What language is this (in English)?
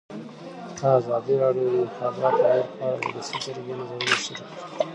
Pashto